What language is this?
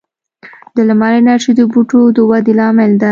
Pashto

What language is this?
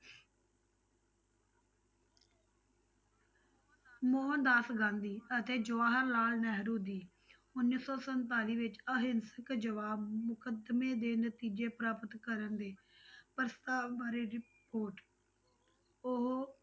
Punjabi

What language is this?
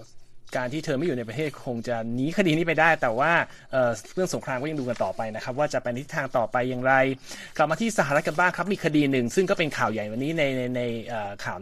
Thai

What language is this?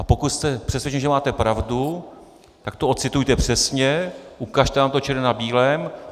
Czech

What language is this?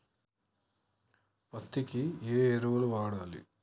Telugu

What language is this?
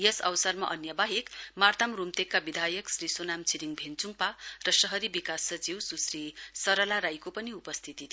Nepali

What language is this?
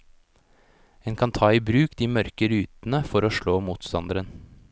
Norwegian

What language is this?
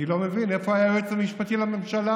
Hebrew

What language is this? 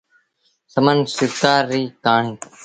Sindhi Bhil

